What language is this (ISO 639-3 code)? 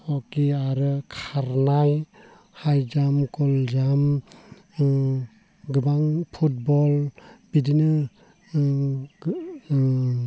brx